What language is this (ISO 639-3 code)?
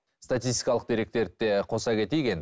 kaz